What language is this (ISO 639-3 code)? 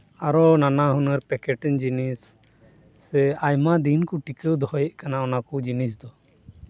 sat